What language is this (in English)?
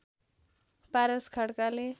Nepali